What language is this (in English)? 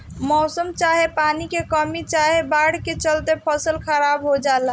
Bhojpuri